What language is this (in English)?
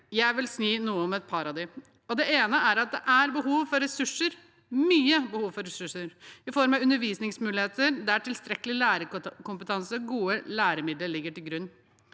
Norwegian